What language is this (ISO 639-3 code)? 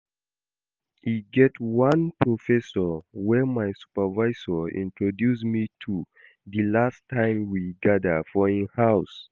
pcm